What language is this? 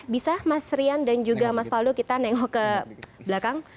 Indonesian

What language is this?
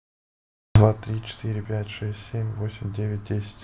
Russian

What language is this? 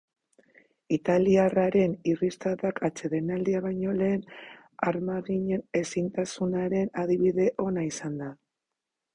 Basque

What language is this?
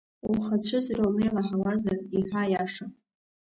Abkhazian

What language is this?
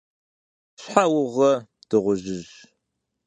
Kabardian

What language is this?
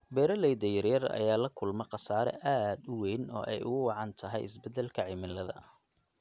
Somali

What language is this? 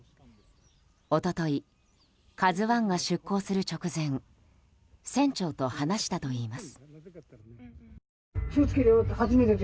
Japanese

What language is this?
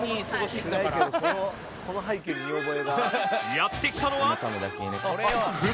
Japanese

